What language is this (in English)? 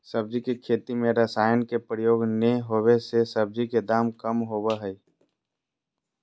Magahi